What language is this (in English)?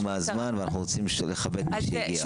Hebrew